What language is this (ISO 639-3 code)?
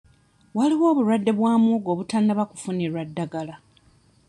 lug